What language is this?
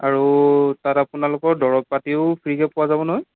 Assamese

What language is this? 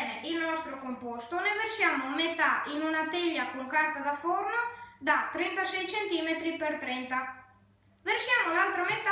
Italian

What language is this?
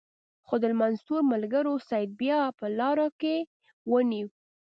Pashto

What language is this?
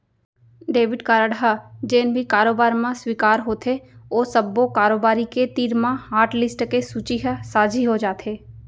Chhattisgarhi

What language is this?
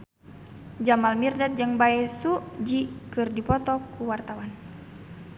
Sundanese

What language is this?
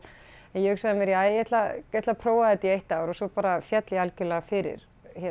Icelandic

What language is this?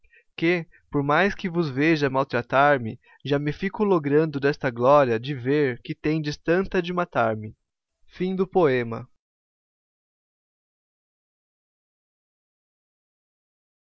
Portuguese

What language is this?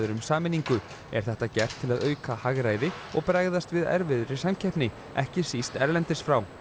Icelandic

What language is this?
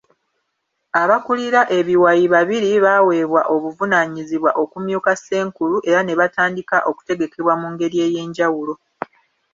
Ganda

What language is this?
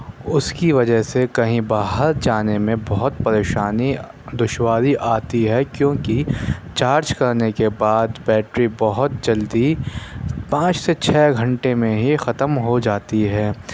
Urdu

